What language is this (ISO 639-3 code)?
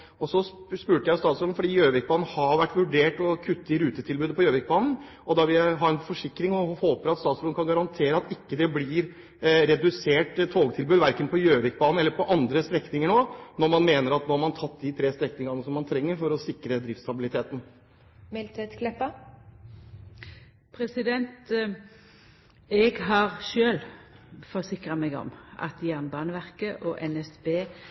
nor